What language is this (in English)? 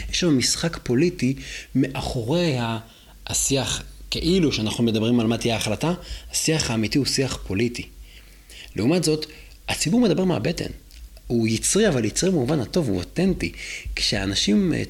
Hebrew